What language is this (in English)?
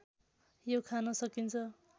Nepali